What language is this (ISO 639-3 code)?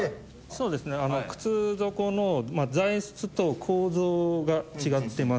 jpn